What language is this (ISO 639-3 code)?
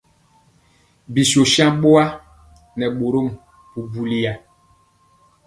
mcx